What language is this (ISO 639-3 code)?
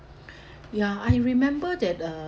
eng